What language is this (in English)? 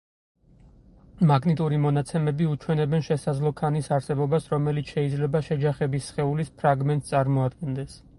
Georgian